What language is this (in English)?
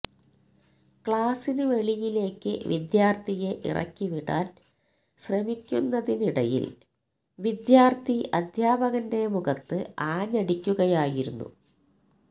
Malayalam